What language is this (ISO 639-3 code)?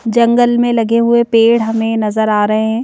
hin